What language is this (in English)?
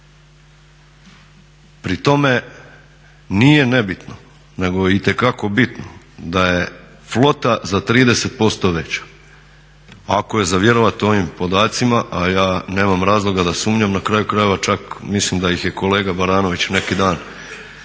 Croatian